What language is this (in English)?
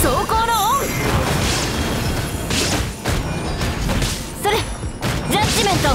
Japanese